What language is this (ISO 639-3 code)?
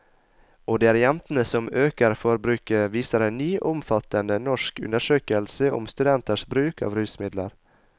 nor